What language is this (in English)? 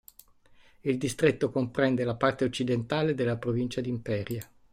Italian